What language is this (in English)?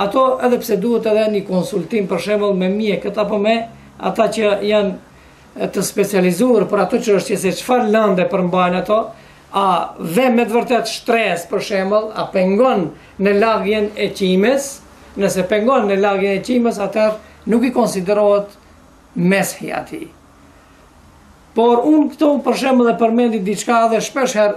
Romanian